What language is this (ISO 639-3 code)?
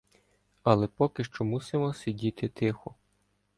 ukr